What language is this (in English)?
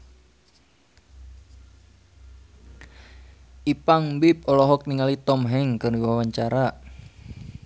Sundanese